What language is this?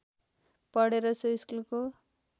Nepali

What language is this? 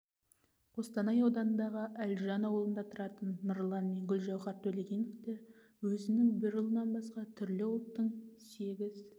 Kazakh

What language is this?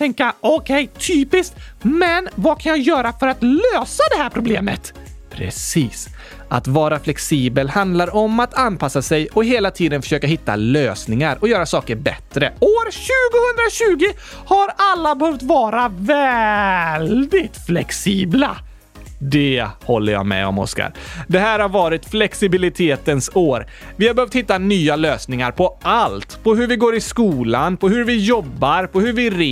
Swedish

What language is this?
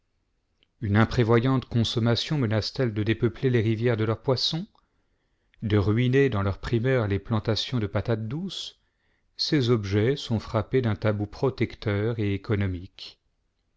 French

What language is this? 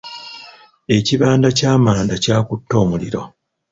Ganda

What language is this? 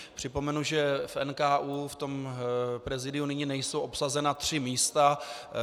Czech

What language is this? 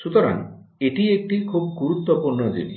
Bangla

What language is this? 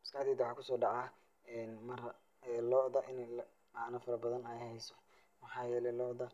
Somali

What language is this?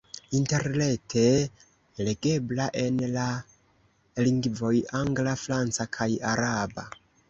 Esperanto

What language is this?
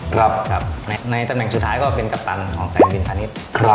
Thai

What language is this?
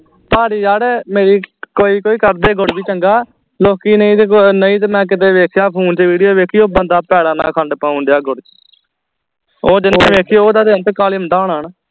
Punjabi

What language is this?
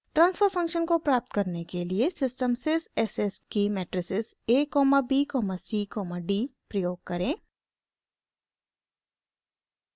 Hindi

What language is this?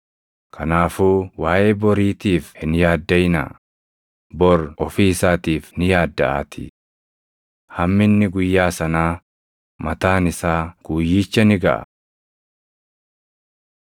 Oromo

